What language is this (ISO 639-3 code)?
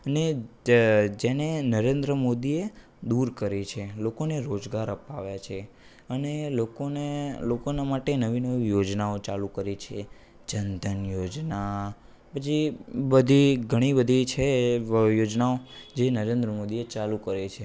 guj